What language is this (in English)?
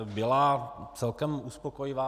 Czech